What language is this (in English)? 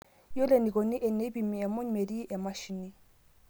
Masai